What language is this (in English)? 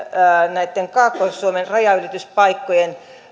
Finnish